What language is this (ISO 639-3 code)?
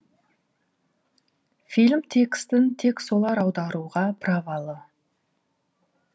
kaz